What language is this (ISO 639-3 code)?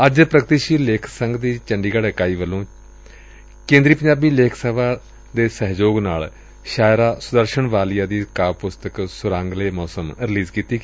pan